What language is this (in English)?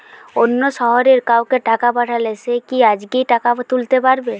Bangla